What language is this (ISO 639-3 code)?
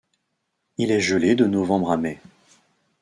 fra